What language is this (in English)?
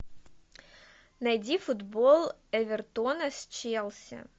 Russian